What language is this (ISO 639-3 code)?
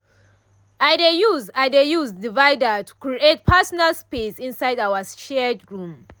pcm